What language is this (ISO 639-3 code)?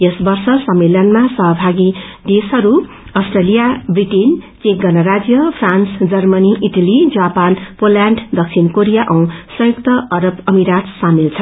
nep